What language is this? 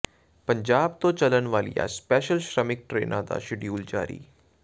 Punjabi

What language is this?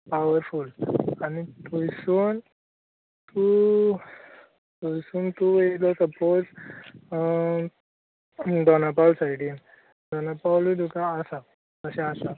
Konkani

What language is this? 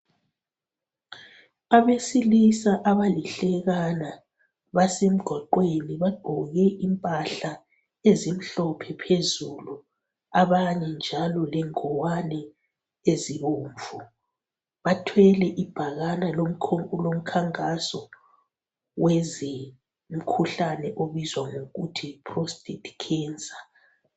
North Ndebele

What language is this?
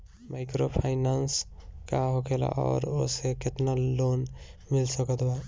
Bhojpuri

